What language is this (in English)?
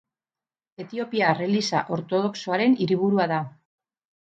Basque